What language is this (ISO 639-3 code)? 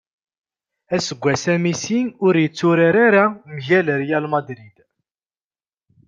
kab